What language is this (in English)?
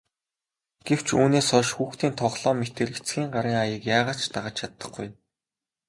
Mongolian